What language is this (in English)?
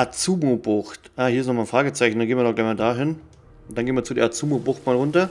German